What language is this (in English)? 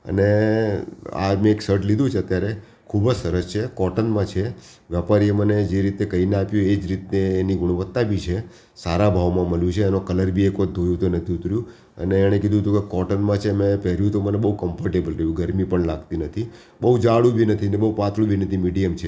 Gujarati